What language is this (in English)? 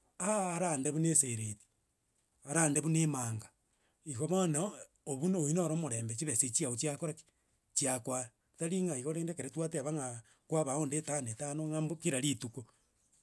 Gusii